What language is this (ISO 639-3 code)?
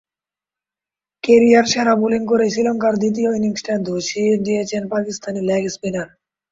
ben